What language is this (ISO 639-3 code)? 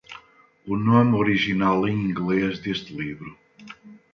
por